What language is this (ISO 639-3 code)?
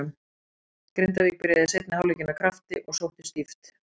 isl